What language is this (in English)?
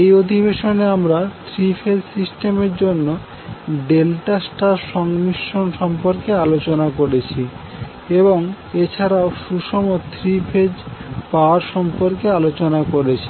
Bangla